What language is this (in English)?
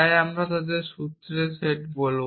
Bangla